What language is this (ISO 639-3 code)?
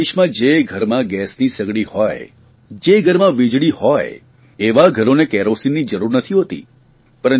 guj